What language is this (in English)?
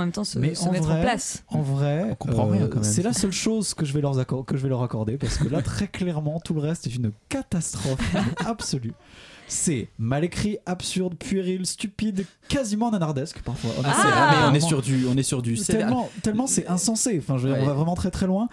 French